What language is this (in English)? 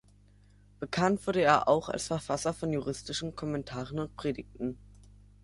German